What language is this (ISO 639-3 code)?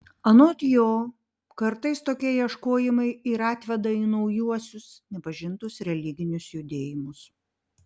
lit